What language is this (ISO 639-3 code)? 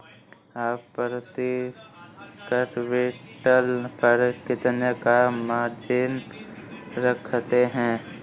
hin